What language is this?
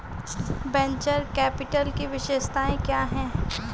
Hindi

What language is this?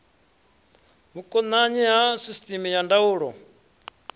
Venda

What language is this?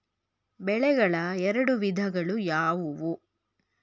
Kannada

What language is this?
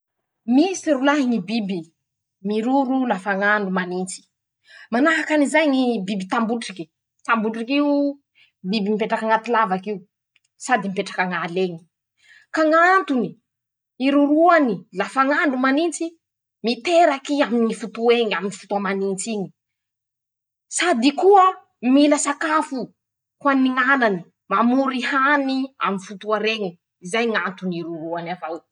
Masikoro Malagasy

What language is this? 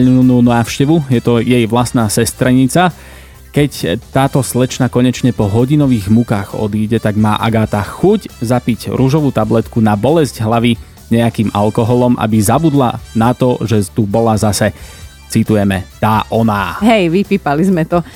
Slovak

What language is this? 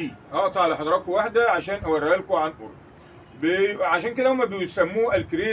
Arabic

